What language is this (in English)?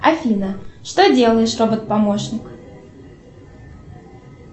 Russian